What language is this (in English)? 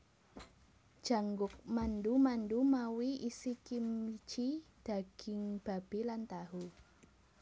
Javanese